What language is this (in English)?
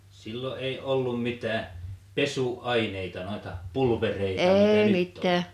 Finnish